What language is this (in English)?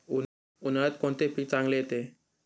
Marathi